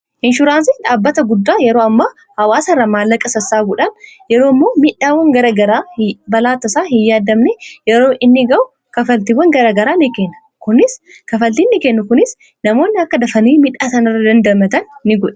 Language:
Oromo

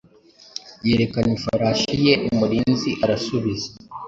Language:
Kinyarwanda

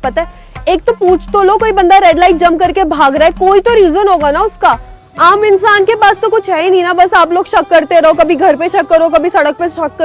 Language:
Hindi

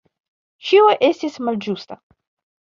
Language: Esperanto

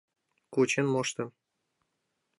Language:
Mari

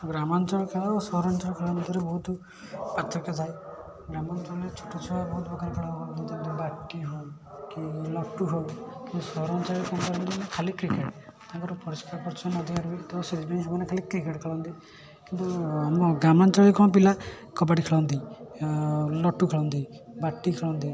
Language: Odia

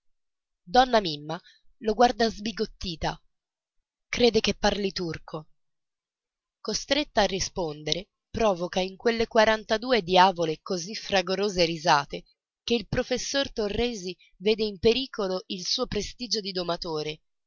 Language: Italian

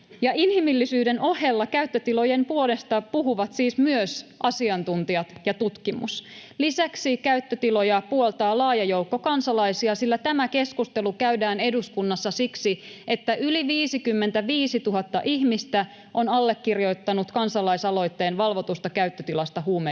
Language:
Finnish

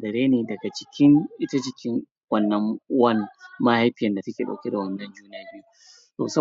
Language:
Hausa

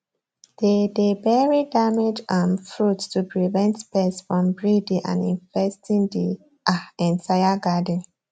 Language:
Nigerian Pidgin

